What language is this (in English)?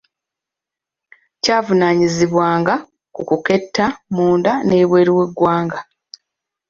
Ganda